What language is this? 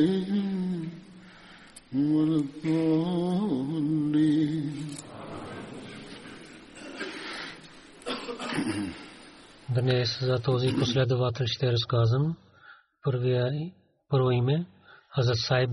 Bulgarian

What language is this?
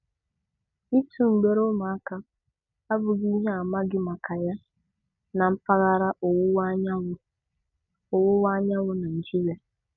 Igbo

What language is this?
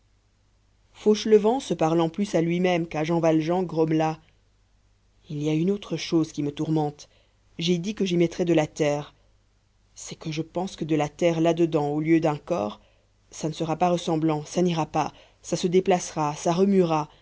French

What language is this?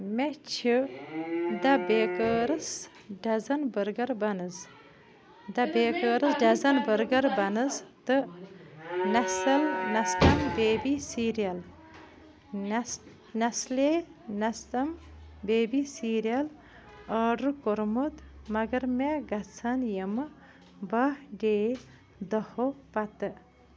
Kashmiri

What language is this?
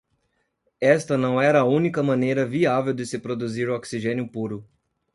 Portuguese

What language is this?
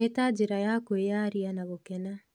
Kikuyu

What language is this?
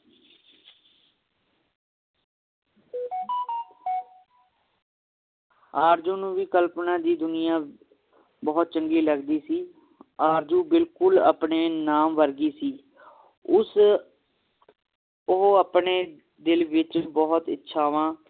Punjabi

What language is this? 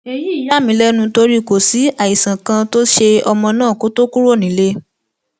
Yoruba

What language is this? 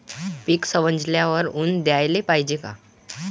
Marathi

